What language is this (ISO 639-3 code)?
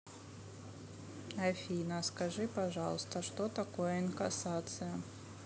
rus